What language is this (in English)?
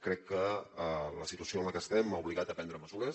Catalan